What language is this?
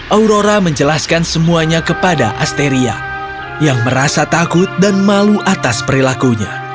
Indonesian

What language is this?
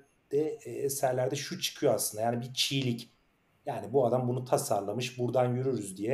Turkish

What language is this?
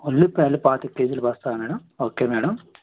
Telugu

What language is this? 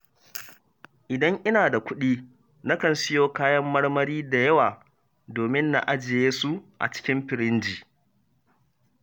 Hausa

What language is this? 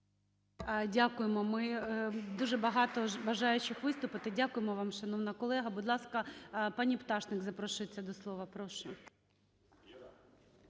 Ukrainian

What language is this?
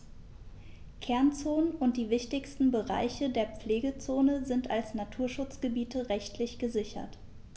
German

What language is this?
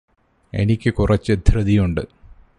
Malayalam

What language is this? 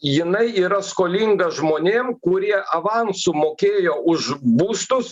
Lithuanian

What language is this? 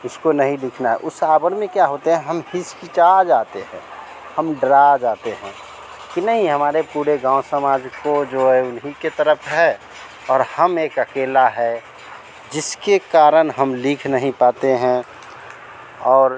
Hindi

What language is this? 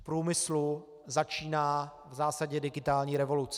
Czech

